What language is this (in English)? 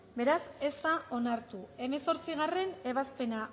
Basque